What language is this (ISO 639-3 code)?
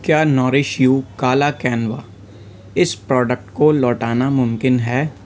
urd